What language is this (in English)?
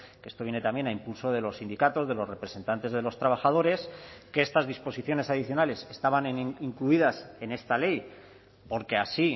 Spanish